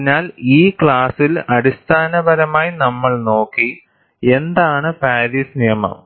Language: Malayalam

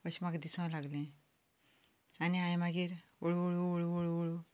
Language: Konkani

